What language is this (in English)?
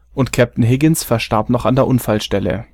German